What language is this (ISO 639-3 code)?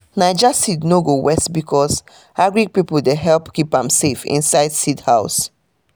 pcm